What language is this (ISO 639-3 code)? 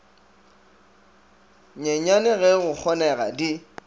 nso